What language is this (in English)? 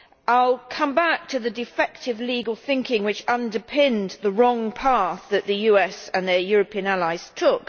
English